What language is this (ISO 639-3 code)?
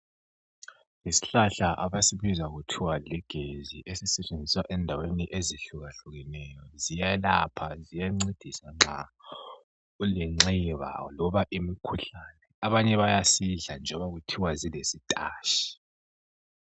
nde